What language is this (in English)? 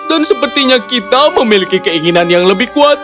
Indonesian